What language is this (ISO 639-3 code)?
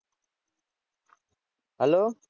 guj